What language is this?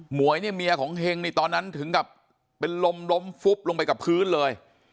Thai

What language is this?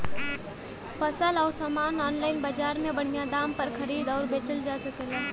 Bhojpuri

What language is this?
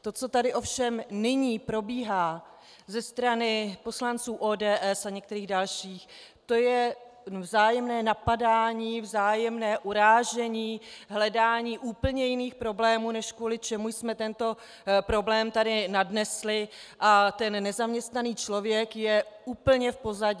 Czech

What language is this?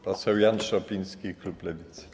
Polish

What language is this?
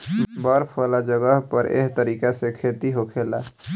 Bhojpuri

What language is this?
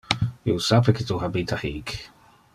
Interlingua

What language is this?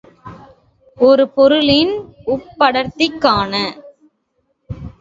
Tamil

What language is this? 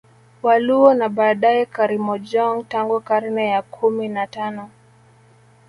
Swahili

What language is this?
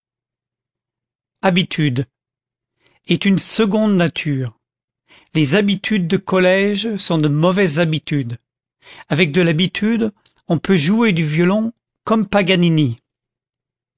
French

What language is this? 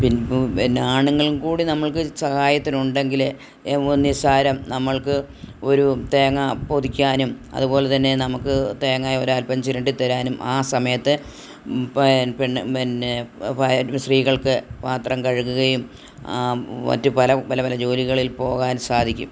Malayalam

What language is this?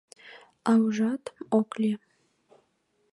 Mari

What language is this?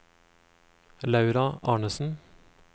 Norwegian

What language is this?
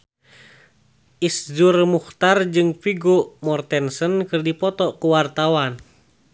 Sundanese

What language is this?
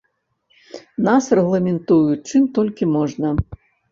Belarusian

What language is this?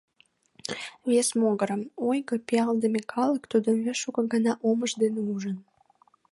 Mari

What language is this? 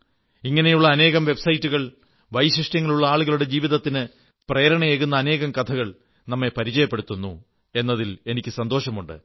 Malayalam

